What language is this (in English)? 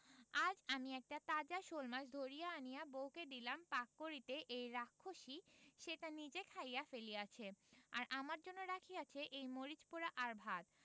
Bangla